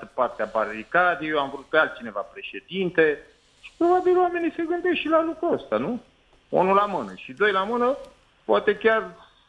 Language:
Romanian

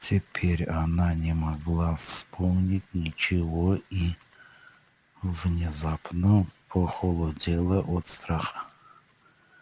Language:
Russian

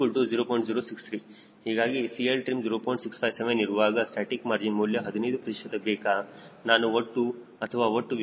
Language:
Kannada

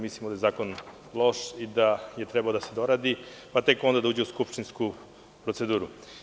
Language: Serbian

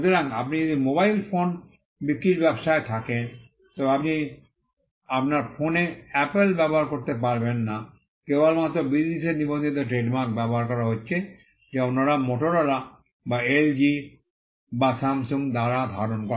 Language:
Bangla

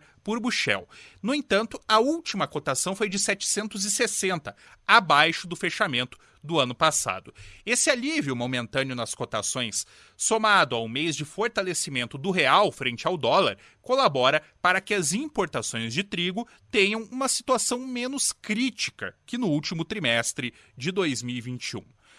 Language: Portuguese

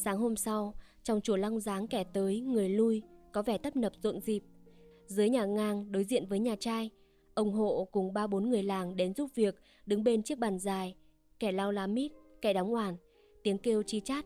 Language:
Vietnamese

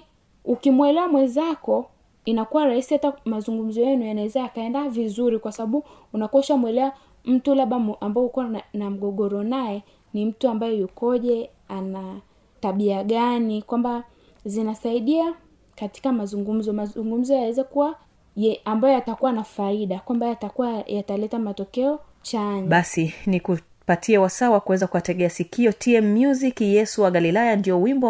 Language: Swahili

